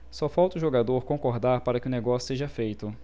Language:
Portuguese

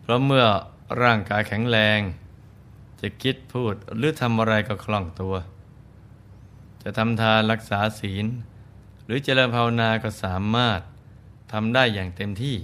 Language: Thai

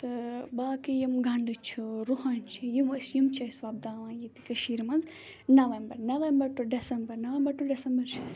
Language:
Kashmiri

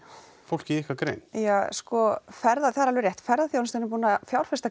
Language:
Icelandic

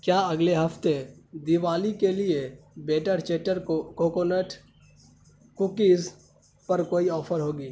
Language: Urdu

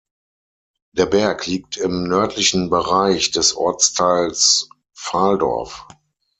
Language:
German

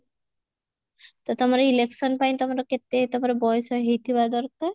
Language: Odia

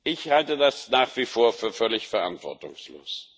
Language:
German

